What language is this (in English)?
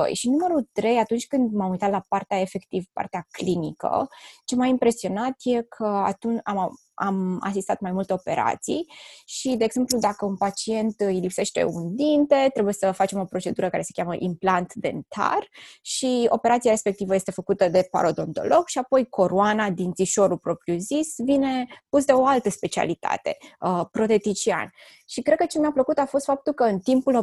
Romanian